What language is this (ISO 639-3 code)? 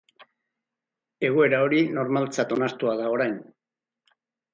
eus